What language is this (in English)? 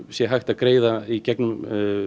Icelandic